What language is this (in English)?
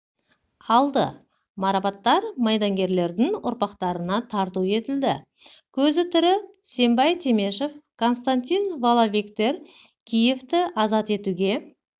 Kazakh